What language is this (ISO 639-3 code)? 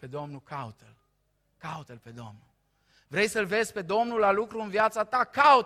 ron